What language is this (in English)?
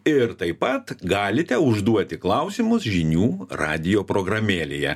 Lithuanian